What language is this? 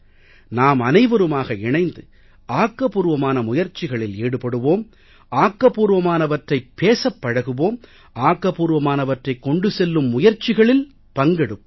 Tamil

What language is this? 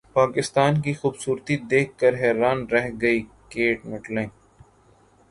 Urdu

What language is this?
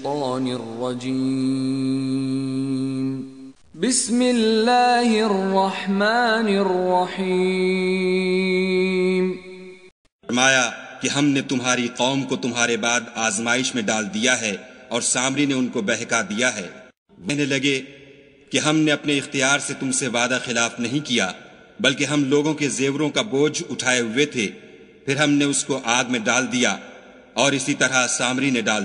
Arabic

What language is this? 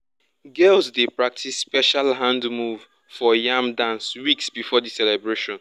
Nigerian Pidgin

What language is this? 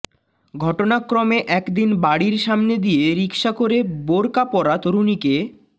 Bangla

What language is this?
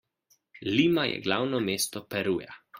Slovenian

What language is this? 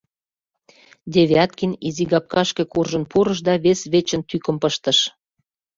Mari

